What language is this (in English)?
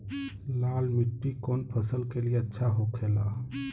Bhojpuri